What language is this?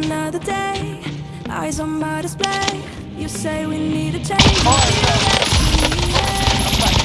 English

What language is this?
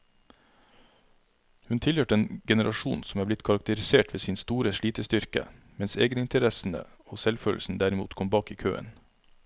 Norwegian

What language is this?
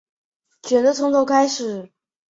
Chinese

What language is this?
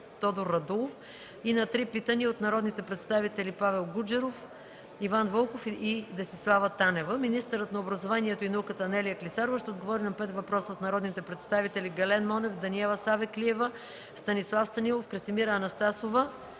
Bulgarian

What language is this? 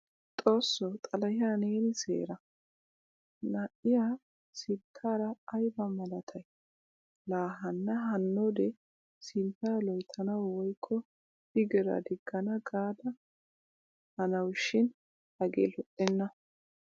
Wolaytta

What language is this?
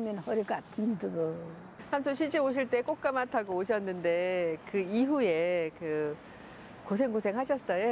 Korean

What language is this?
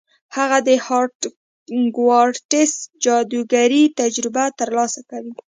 Pashto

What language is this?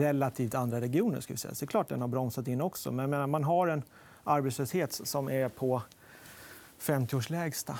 Swedish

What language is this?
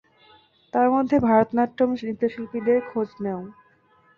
Bangla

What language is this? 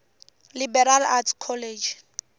Tsonga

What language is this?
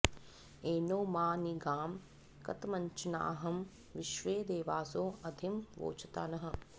Sanskrit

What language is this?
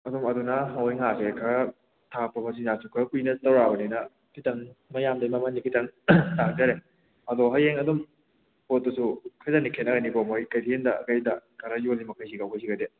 Manipuri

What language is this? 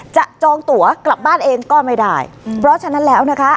Thai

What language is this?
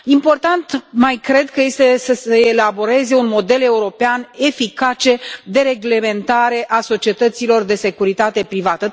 Romanian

